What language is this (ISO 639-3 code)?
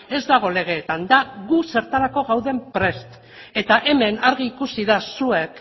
eus